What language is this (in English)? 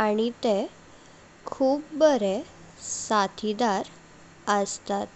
Konkani